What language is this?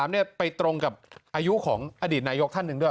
Thai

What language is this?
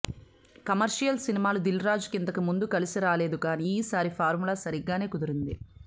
Telugu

